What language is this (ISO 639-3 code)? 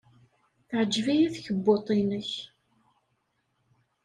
kab